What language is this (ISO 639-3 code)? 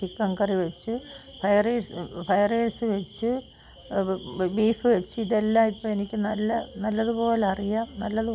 mal